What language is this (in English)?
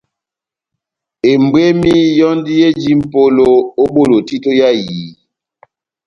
Batanga